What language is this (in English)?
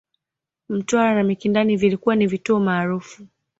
Swahili